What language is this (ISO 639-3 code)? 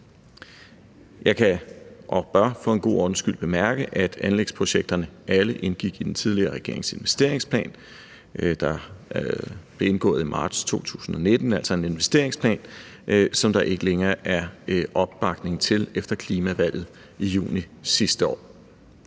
dan